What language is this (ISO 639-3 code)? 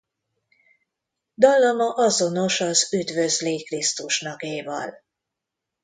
hun